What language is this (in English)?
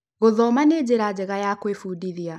Kikuyu